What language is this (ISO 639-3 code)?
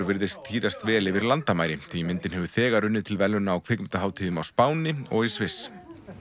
isl